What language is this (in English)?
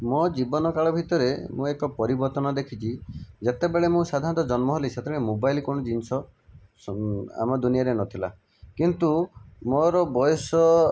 Odia